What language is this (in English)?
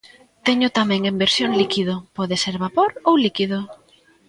Galician